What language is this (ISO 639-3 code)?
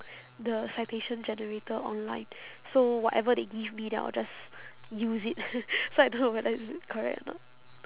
eng